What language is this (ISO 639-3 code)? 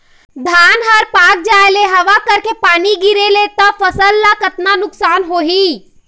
hne